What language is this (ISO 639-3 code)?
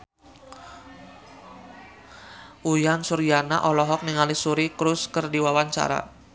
sun